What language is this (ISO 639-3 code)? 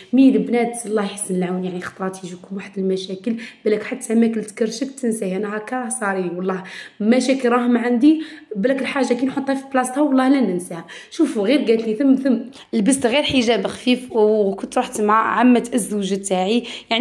ara